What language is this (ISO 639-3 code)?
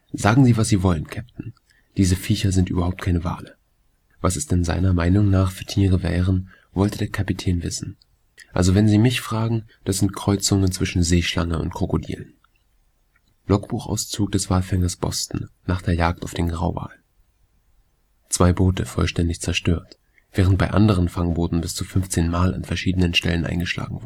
deu